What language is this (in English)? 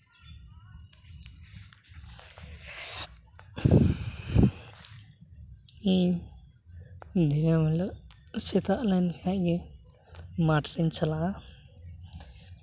Santali